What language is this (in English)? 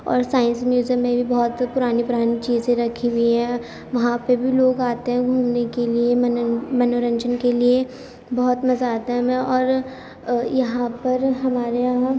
Urdu